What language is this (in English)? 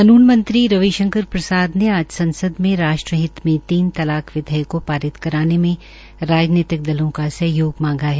Hindi